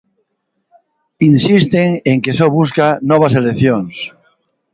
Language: Galician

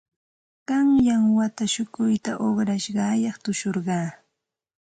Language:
Santa Ana de Tusi Pasco Quechua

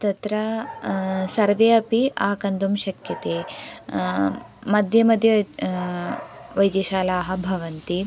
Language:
Sanskrit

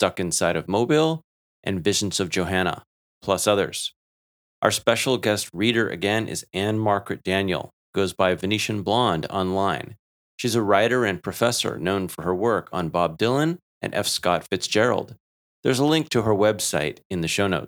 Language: English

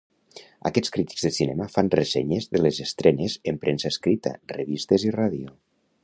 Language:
Catalan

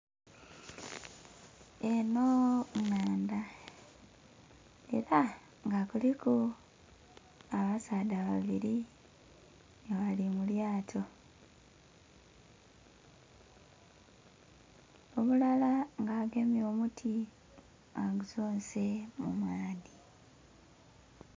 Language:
Soga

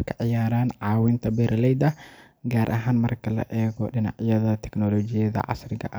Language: Somali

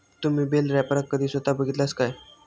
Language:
Marathi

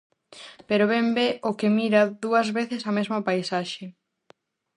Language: Galician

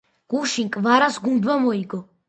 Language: Georgian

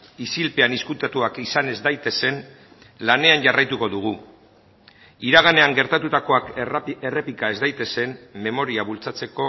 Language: Basque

